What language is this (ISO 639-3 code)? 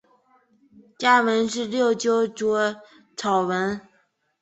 zho